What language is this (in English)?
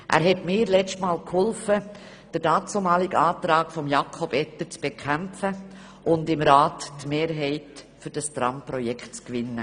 Swiss German